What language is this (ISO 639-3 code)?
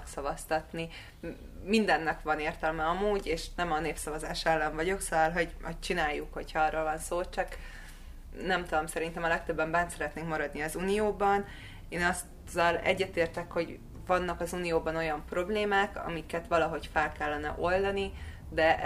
hun